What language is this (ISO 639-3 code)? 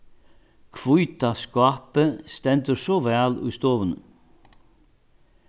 fao